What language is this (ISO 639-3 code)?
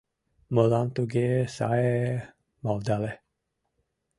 chm